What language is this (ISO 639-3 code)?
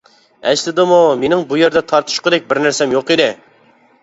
uig